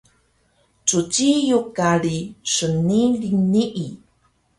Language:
Taroko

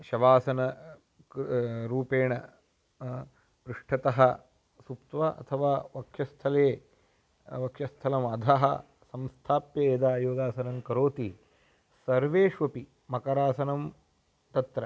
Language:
Sanskrit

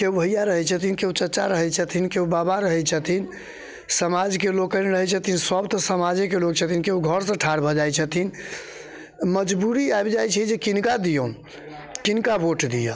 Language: Maithili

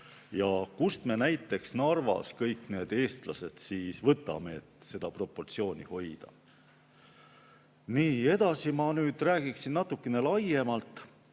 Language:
Estonian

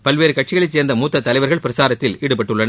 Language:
Tamil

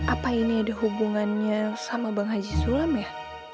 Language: Indonesian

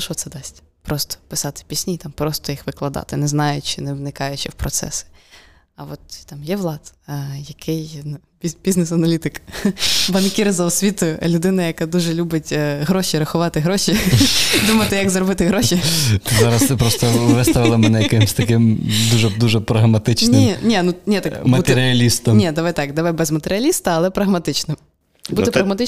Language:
Ukrainian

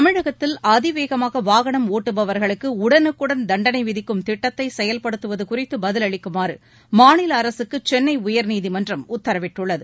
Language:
Tamil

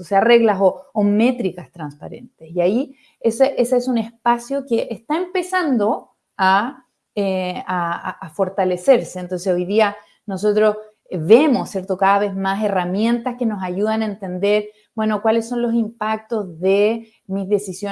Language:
Spanish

